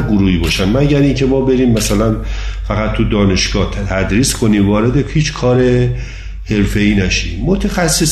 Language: Persian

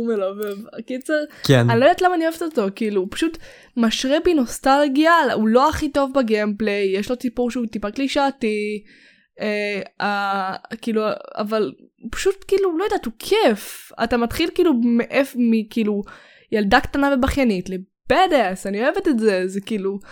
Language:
Hebrew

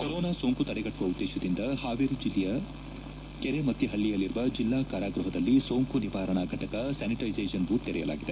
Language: Kannada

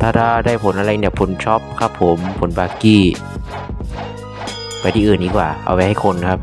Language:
Thai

